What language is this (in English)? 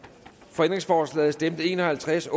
Danish